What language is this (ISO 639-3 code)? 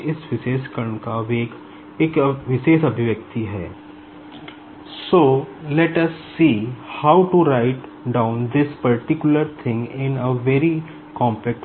hin